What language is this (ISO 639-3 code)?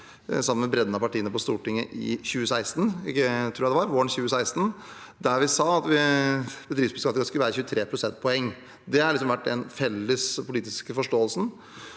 nor